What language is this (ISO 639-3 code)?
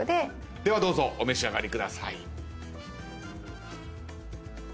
jpn